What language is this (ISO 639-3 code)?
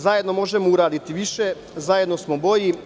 srp